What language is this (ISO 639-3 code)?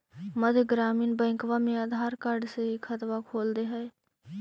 mag